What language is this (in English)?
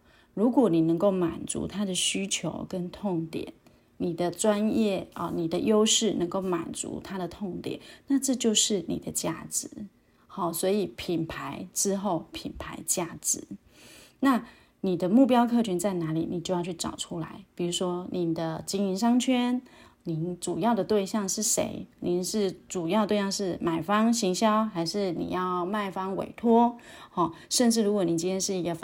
Chinese